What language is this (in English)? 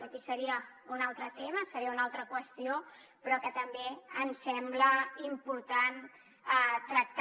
Catalan